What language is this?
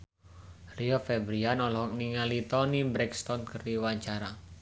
Sundanese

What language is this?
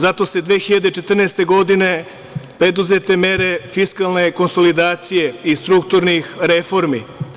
Serbian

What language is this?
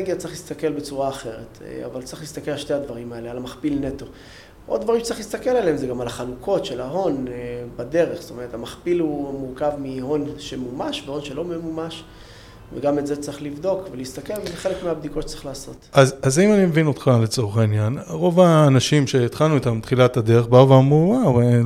Hebrew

